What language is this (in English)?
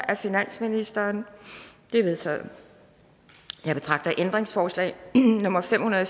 Danish